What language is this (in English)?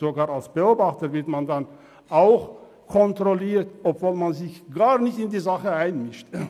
Swiss German